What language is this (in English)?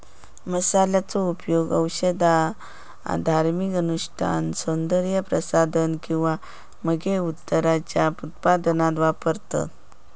Marathi